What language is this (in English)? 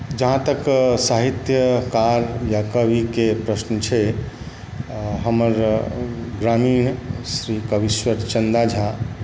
Maithili